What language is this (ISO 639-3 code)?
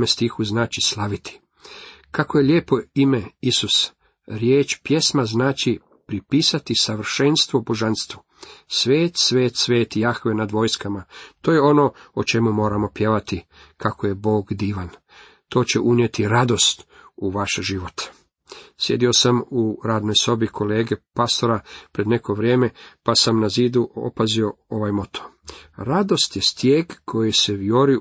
hrv